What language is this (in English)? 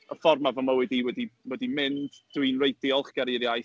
Welsh